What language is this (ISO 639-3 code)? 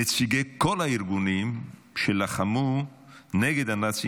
heb